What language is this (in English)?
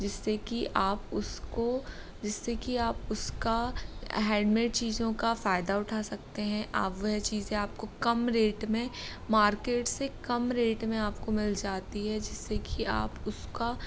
Hindi